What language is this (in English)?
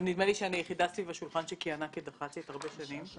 Hebrew